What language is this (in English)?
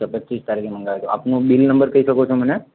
Gujarati